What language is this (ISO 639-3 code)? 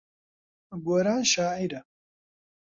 ckb